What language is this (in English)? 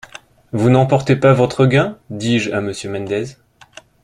French